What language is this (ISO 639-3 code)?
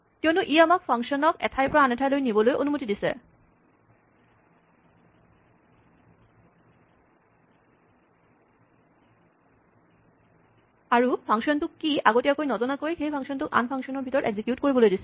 asm